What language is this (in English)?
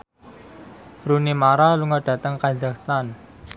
Javanese